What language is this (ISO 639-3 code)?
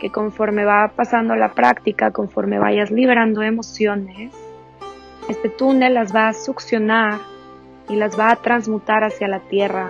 spa